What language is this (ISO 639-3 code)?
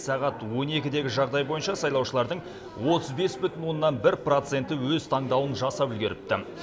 kaz